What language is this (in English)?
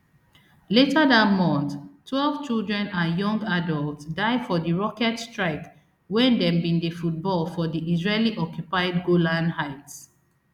Nigerian Pidgin